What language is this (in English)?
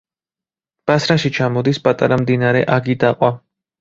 Georgian